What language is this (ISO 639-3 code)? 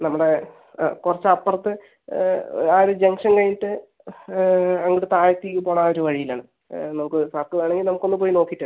mal